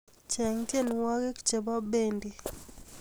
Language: Kalenjin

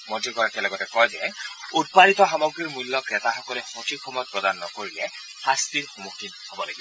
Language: Assamese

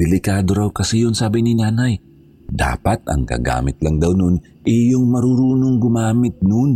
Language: Filipino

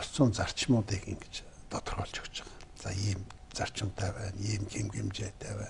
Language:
Turkish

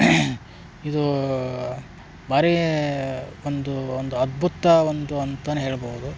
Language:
Kannada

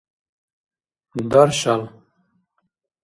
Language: Dargwa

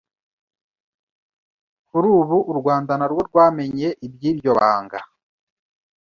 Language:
Kinyarwanda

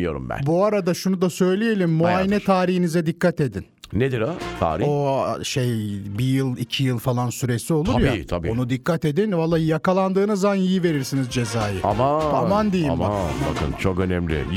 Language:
Turkish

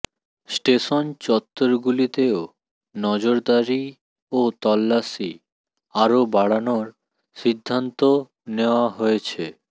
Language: Bangla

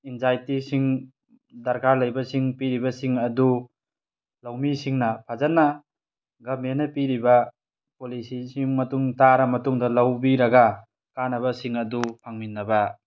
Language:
Manipuri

